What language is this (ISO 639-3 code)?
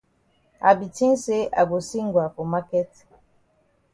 wes